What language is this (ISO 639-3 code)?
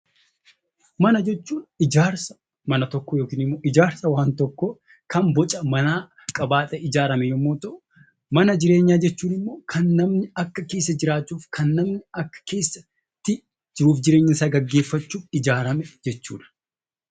orm